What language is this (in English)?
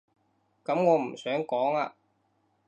Cantonese